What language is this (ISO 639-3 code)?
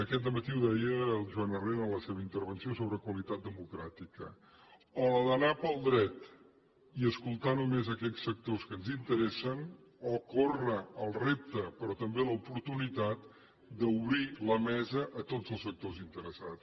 cat